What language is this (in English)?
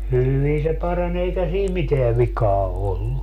Finnish